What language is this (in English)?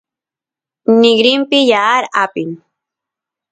Santiago del Estero Quichua